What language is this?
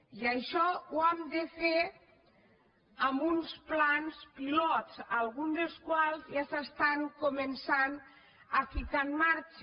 Catalan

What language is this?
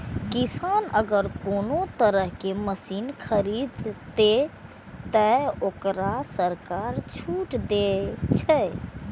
Maithili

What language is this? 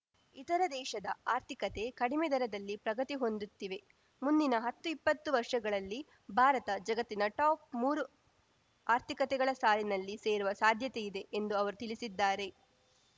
Kannada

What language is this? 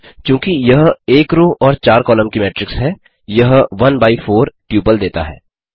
Hindi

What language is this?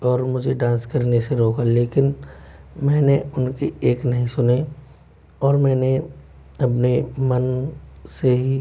Hindi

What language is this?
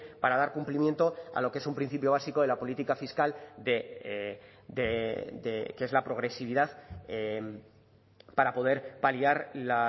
Spanish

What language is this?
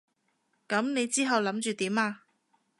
Cantonese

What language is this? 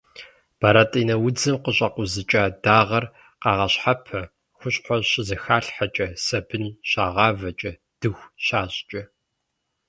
Kabardian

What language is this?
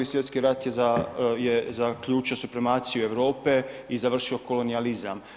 Croatian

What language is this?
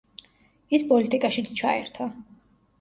Georgian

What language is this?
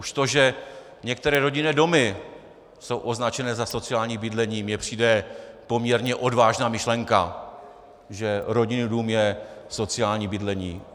Czech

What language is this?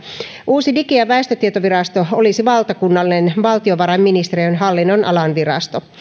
Finnish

